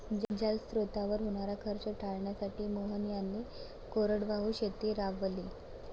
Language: Marathi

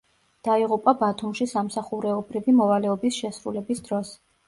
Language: Georgian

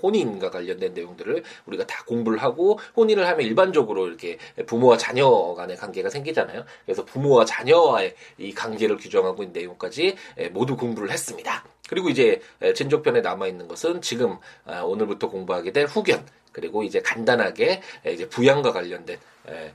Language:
Korean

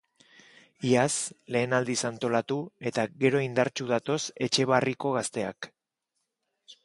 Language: Basque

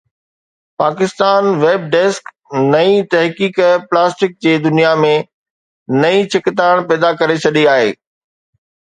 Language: Sindhi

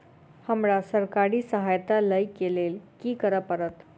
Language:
Maithili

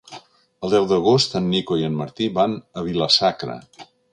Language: Catalan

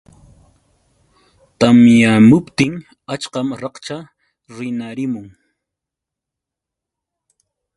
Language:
Yauyos Quechua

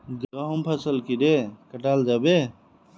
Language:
Magahi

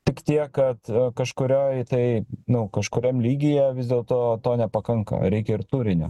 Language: Lithuanian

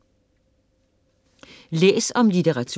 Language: Danish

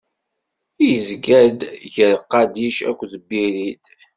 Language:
Kabyle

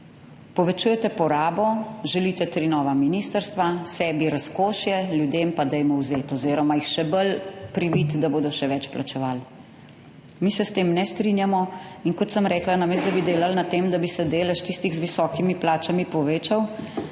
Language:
Slovenian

